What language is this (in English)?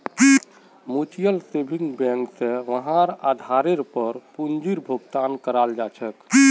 Magahi